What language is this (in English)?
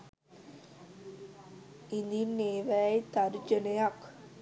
Sinhala